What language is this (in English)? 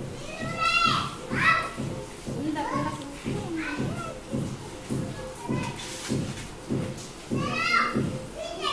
Arabic